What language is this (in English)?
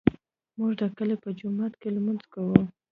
Pashto